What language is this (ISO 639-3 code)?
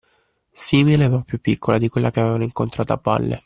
ita